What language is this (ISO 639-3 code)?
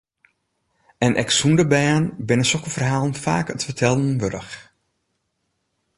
fry